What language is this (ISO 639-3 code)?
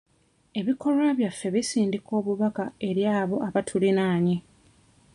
lug